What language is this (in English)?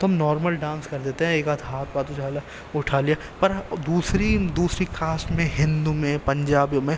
Urdu